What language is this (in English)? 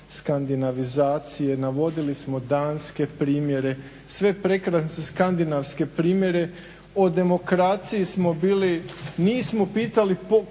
Croatian